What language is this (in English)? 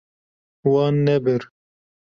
Kurdish